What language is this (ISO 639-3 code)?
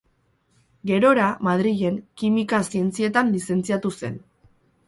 eus